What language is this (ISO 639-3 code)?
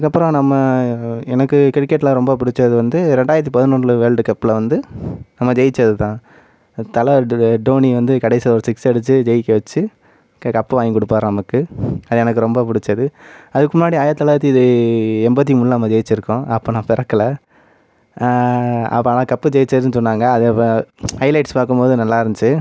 tam